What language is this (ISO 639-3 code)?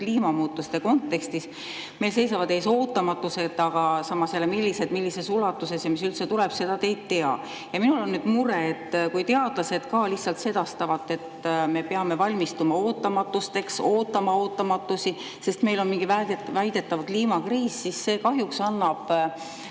est